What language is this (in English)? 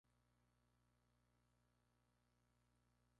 Spanish